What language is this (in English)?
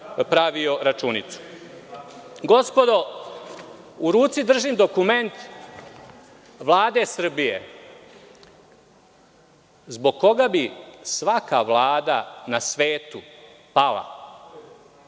Serbian